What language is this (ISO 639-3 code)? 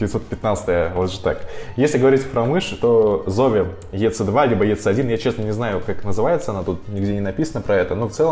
rus